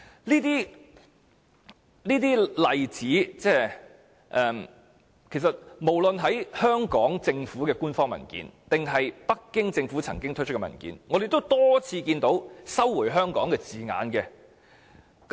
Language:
Cantonese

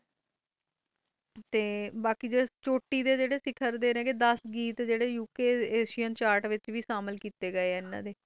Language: Punjabi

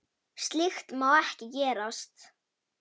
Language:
Icelandic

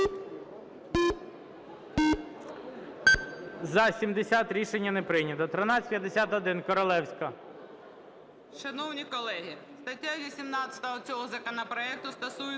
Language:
Ukrainian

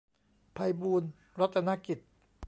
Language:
Thai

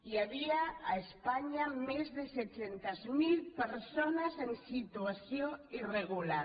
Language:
Catalan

